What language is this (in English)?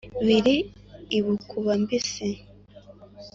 Kinyarwanda